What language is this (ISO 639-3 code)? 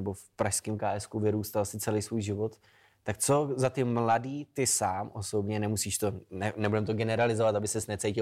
ces